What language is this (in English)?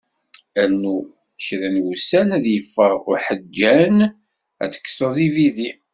Kabyle